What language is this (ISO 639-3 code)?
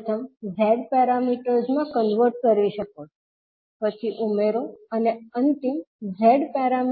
guj